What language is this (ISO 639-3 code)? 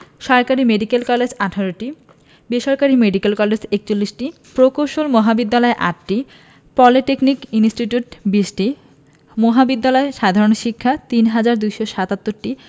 ben